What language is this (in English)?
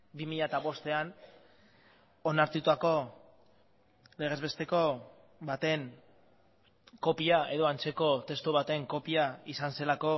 Basque